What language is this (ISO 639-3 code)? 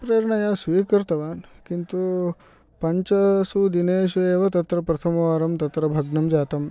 san